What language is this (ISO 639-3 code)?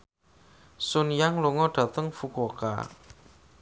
jav